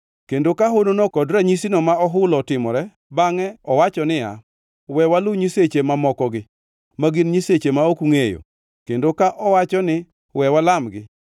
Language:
Luo (Kenya and Tanzania)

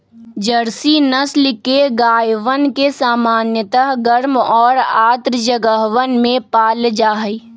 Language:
Magahi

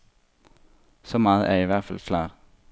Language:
Danish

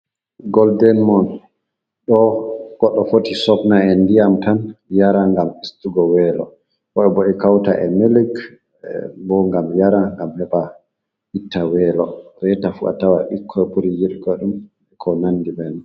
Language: Fula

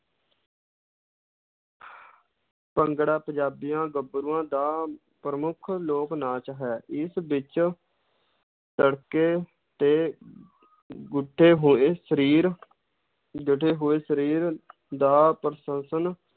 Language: Punjabi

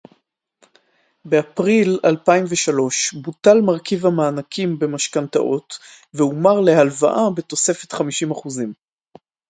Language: Hebrew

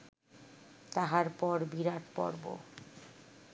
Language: Bangla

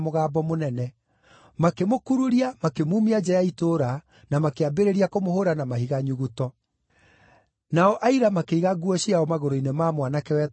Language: Kikuyu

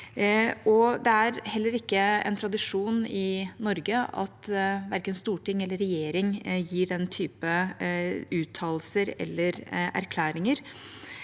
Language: Norwegian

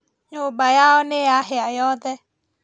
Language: Kikuyu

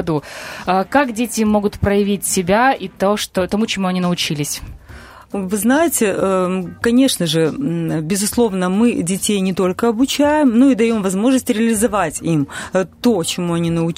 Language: Russian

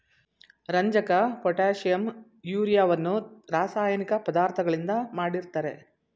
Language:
Kannada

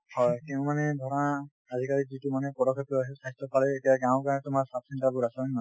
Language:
Assamese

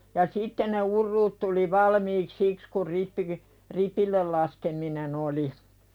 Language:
Finnish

